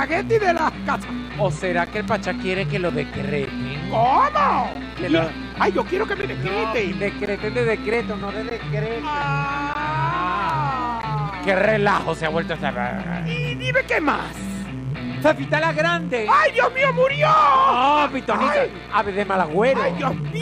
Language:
Spanish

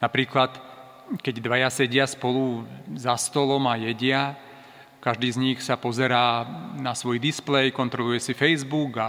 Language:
Slovak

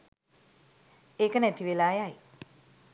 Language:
Sinhala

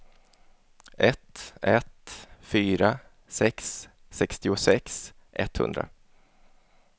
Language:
Swedish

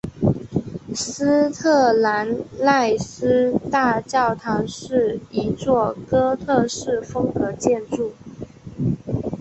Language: Chinese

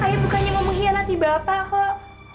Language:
Indonesian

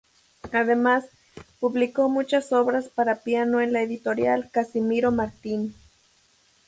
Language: Spanish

